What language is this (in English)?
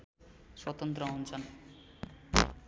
Nepali